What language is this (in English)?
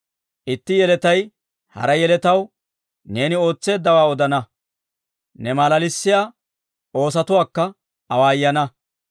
Dawro